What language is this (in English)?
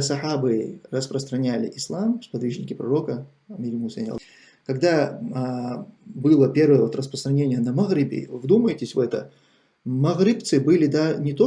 Russian